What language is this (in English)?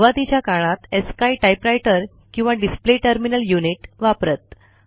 Marathi